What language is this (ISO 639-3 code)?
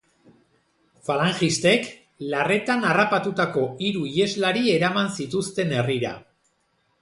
eus